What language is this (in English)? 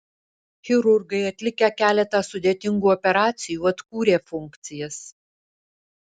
Lithuanian